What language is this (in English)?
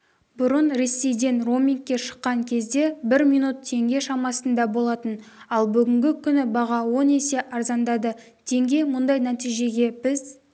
Kazakh